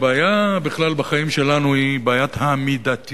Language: Hebrew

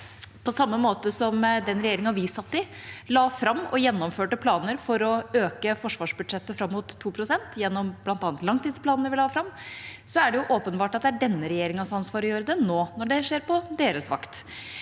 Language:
Norwegian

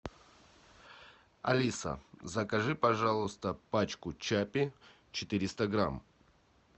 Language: Russian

